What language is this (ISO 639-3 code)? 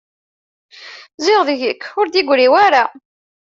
kab